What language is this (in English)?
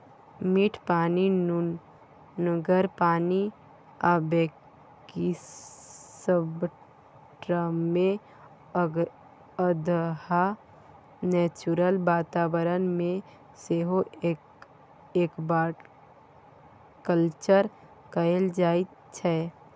Maithili